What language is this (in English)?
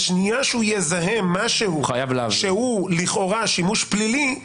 Hebrew